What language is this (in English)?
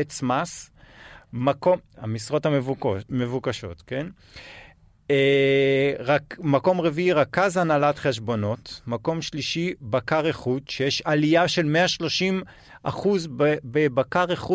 Hebrew